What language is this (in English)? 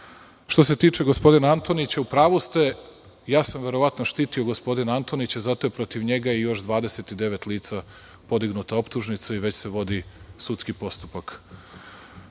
Serbian